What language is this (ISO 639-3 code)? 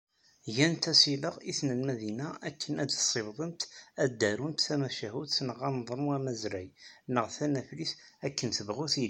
kab